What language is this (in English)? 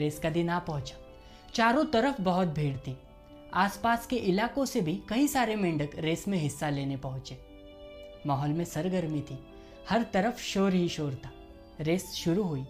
Hindi